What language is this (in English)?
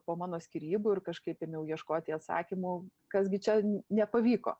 Lithuanian